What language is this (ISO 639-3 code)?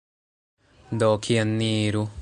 epo